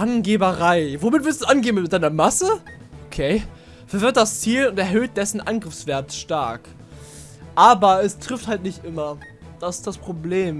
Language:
German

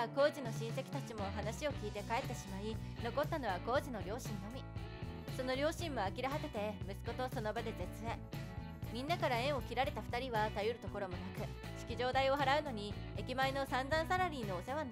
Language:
Japanese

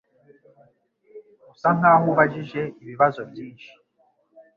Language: Kinyarwanda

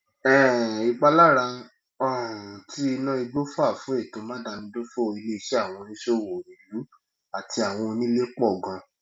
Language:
Yoruba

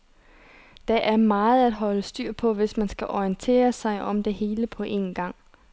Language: Danish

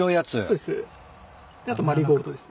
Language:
Japanese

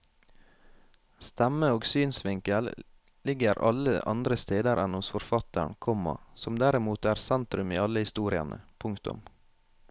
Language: Norwegian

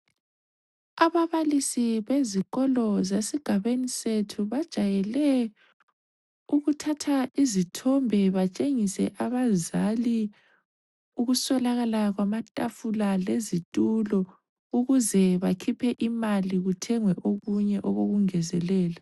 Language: North Ndebele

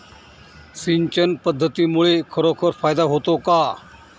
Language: Marathi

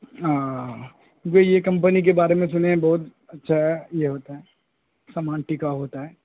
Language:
Urdu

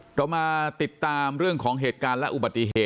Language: Thai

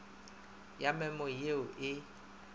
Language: Northern Sotho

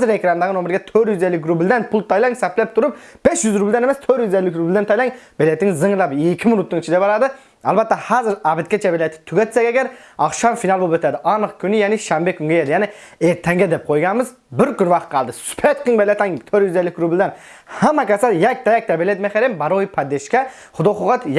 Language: Turkish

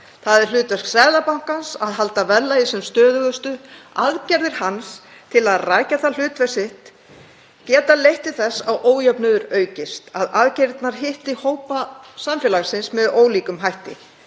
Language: Icelandic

